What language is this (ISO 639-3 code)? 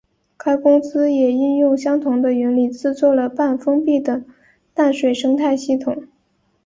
zho